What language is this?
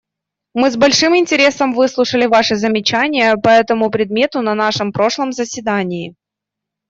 Russian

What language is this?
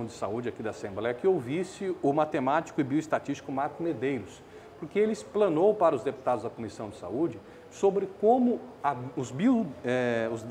Portuguese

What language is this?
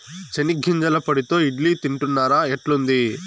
Telugu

